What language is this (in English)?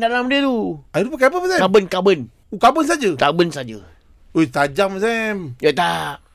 Malay